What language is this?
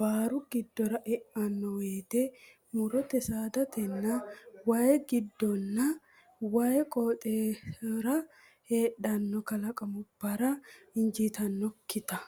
Sidamo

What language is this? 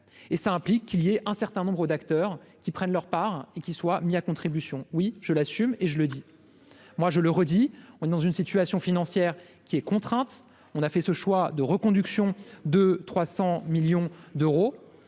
French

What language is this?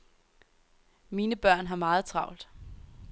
Danish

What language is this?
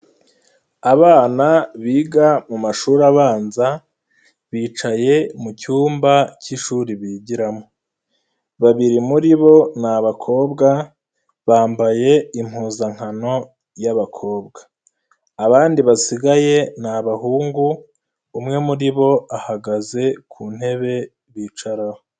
Kinyarwanda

